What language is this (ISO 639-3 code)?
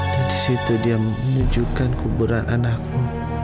ind